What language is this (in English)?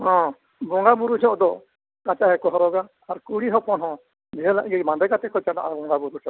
Santali